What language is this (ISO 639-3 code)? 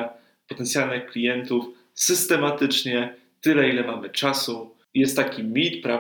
pol